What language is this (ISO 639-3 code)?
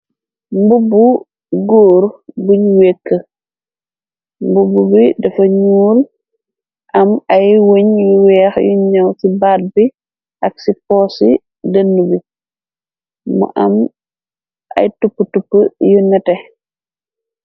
wol